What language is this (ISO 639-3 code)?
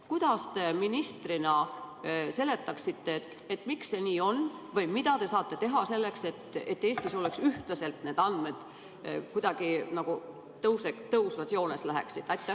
est